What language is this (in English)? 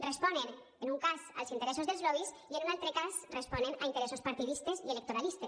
Catalan